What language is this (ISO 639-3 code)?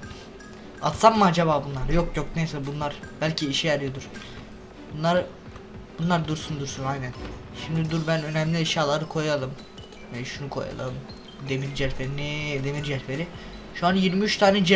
tur